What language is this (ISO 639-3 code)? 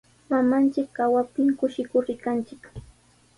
qws